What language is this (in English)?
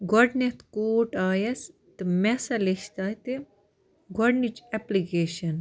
Kashmiri